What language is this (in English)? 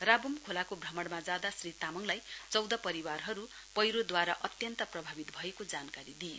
Nepali